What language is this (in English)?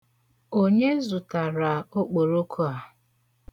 Igbo